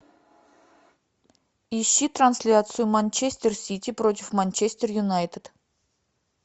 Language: Russian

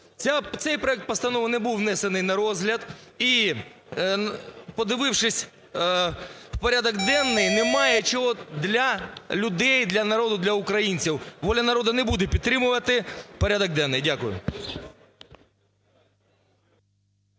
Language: Ukrainian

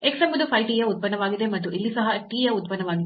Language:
Kannada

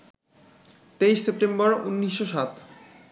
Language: Bangla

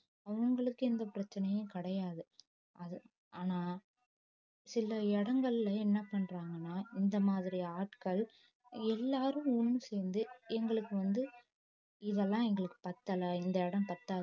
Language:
Tamil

